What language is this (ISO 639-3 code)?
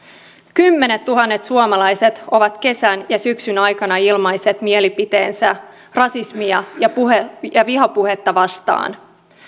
fin